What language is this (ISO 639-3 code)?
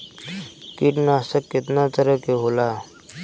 bho